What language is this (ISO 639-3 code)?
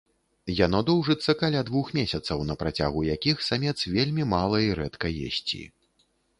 bel